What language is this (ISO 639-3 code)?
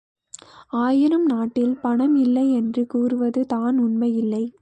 tam